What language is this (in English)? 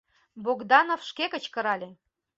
Mari